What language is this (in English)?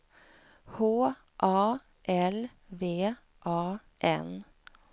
Swedish